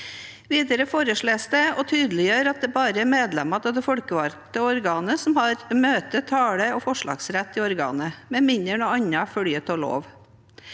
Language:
Norwegian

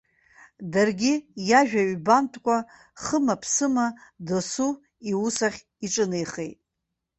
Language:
Abkhazian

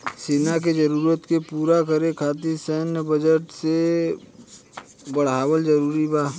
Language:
Bhojpuri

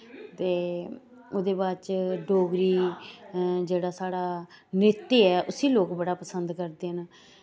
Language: Dogri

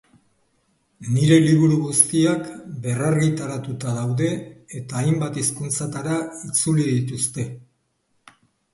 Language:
Basque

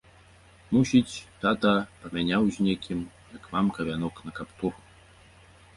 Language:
Belarusian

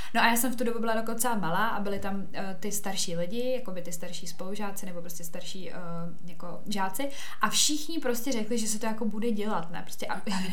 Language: Czech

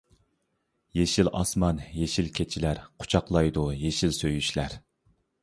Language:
Uyghur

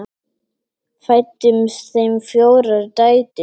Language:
Icelandic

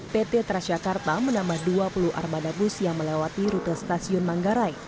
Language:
Indonesian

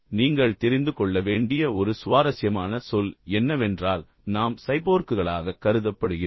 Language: Tamil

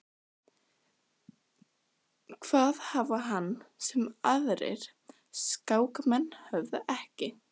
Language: Icelandic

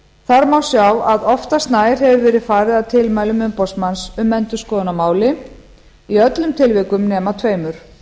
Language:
Icelandic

